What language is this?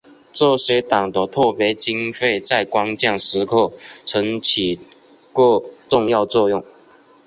Chinese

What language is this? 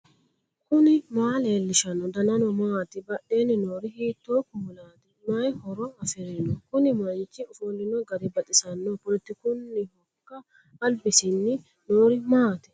Sidamo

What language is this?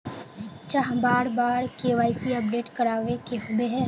Magahi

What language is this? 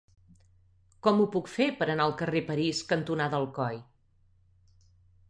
Catalan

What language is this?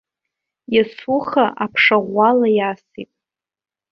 Abkhazian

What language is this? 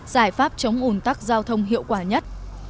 Vietnamese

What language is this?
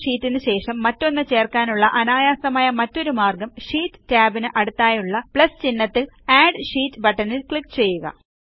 Malayalam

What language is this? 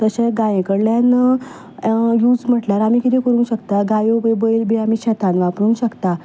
Konkani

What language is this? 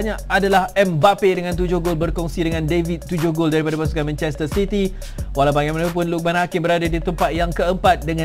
Malay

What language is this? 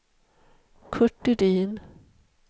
Swedish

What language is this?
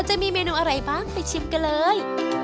Thai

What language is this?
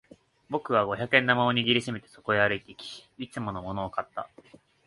Japanese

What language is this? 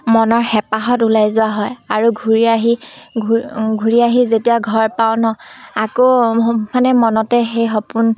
Assamese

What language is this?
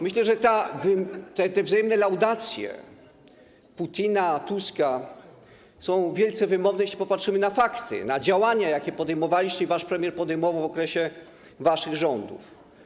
Polish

